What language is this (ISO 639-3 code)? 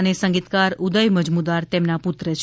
guj